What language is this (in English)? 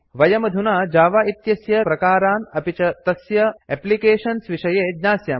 Sanskrit